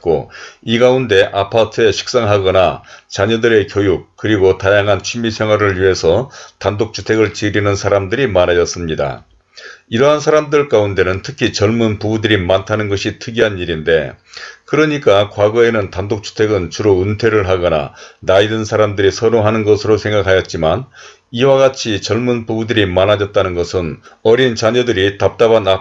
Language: Korean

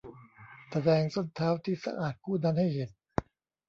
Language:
Thai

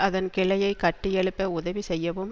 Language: Tamil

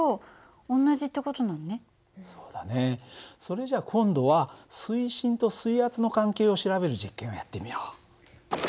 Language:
Japanese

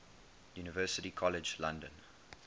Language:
English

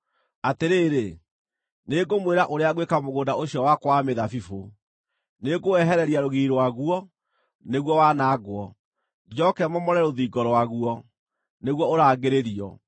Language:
Kikuyu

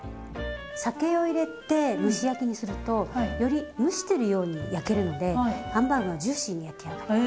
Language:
Japanese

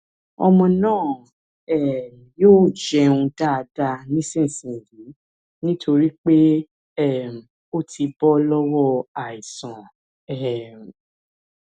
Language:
Yoruba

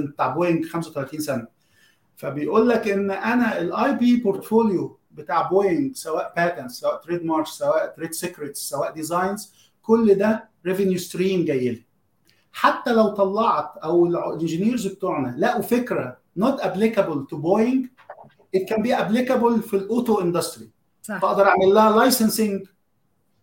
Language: Arabic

